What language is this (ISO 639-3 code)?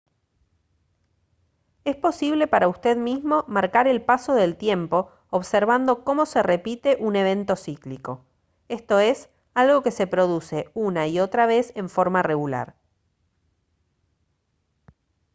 spa